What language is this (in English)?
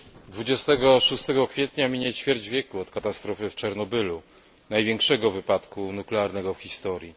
Polish